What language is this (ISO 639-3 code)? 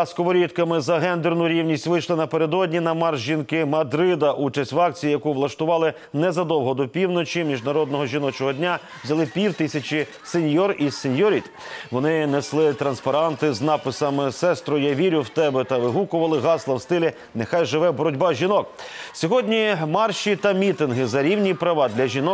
ukr